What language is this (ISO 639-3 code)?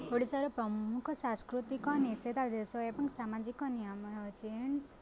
ori